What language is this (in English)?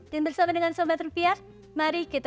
Indonesian